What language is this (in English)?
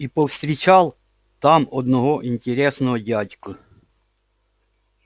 Russian